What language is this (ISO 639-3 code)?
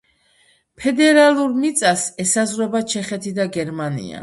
kat